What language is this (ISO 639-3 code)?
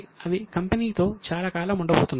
tel